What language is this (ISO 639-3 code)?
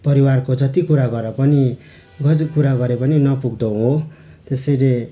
nep